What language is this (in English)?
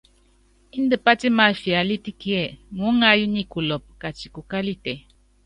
Yangben